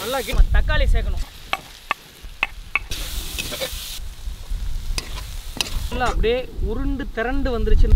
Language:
Romanian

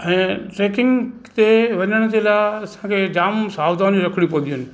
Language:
Sindhi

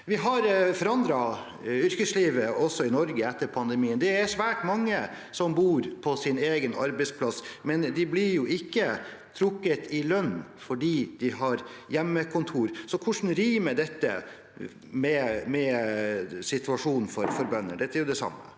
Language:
Norwegian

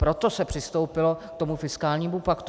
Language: Czech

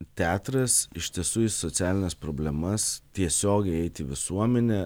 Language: Lithuanian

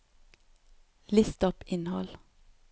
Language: Norwegian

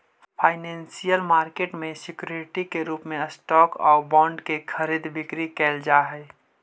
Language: Magahi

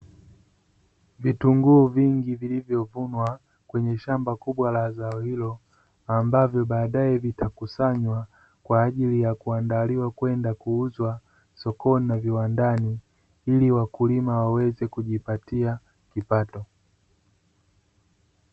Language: Swahili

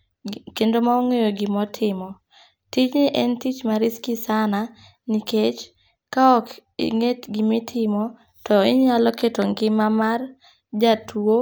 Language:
Luo (Kenya and Tanzania)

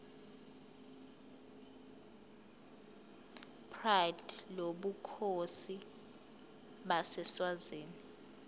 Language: Zulu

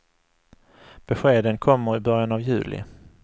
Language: Swedish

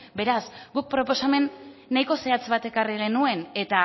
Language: Basque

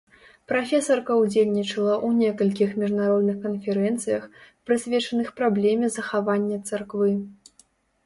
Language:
Belarusian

